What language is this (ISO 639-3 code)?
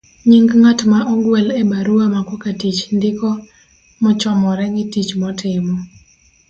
luo